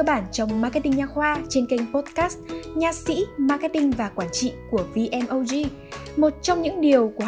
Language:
Vietnamese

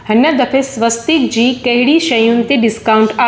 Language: Sindhi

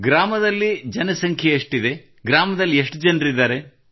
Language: Kannada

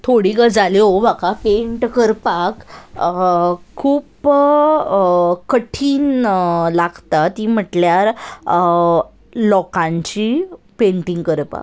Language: Konkani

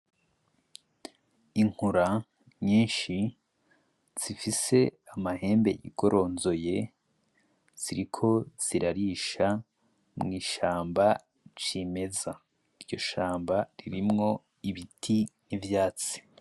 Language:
Rundi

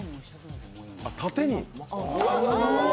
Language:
Japanese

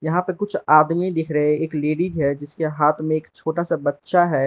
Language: Hindi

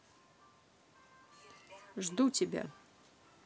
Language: Russian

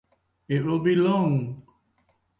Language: English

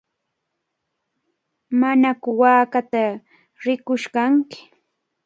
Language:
Cajatambo North Lima Quechua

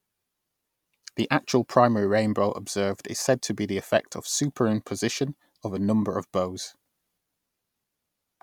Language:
English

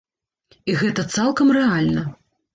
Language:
Belarusian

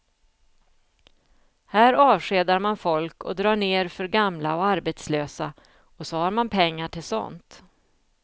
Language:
Swedish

